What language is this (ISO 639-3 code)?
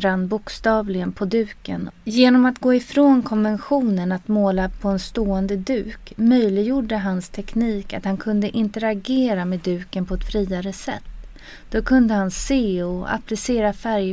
swe